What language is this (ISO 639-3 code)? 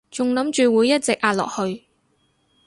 yue